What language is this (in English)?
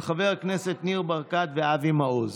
Hebrew